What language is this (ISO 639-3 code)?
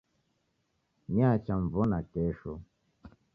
dav